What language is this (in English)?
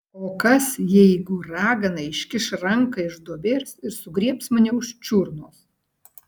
Lithuanian